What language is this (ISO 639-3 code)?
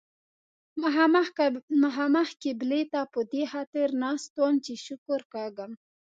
pus